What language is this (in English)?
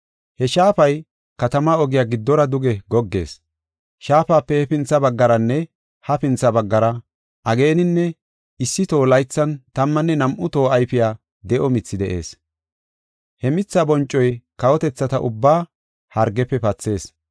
Gofa